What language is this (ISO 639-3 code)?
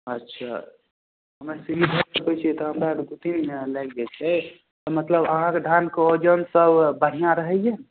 mai